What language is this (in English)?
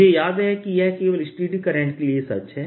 Hindi